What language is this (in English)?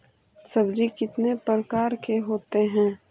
Magahi